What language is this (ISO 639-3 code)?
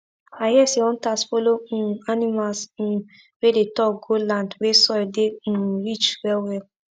pcm